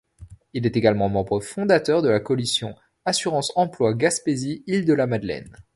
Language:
French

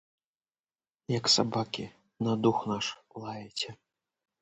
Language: Belarusian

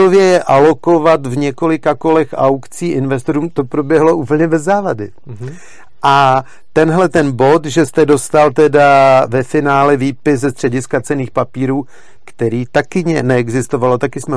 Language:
Czech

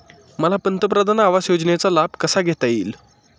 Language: Marathi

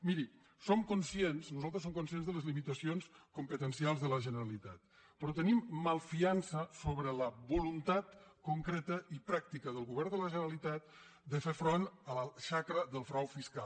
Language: Catalan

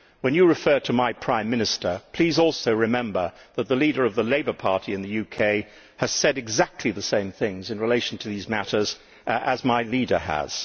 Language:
English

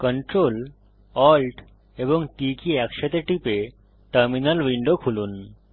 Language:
Bangla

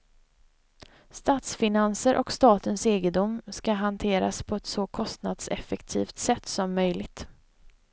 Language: Swedish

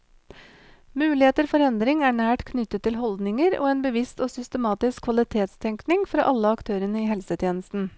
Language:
Norwegian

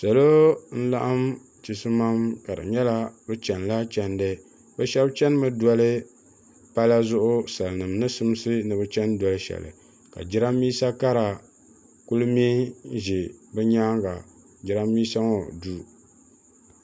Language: Dagbani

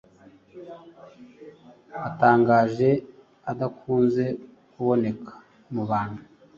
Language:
Kinyarwanda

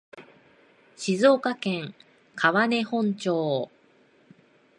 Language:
Japanese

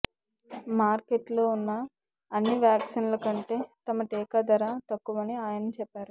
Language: Telugu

